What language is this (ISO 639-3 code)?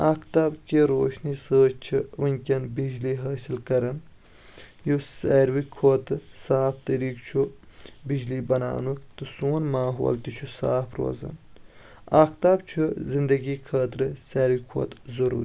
kas